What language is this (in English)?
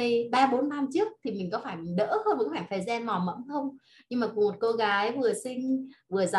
Vietnamese